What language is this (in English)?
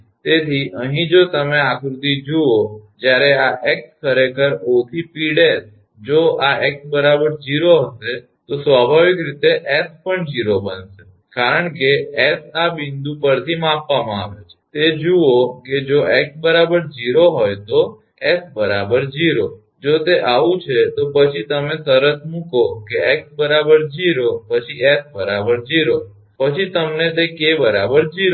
Gujarati